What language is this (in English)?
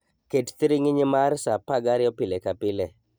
Luo (Kenya and Tanzania)